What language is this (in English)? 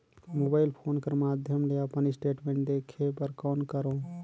Chhattisgarhi